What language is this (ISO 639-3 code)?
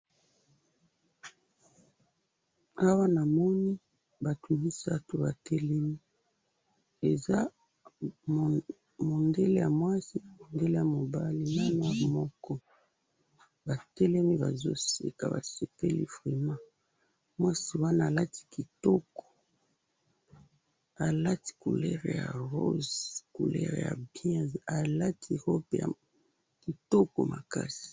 lin